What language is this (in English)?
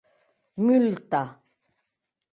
Occitan